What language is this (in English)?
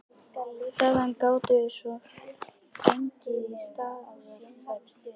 Icelandic